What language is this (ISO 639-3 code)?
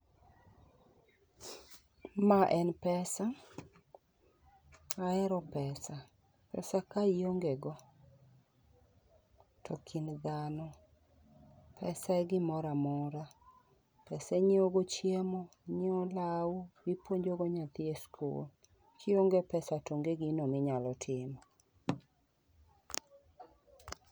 luo